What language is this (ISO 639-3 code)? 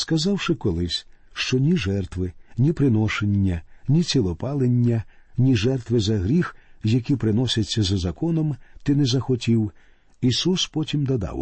ukr